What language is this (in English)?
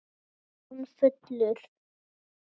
Icelandic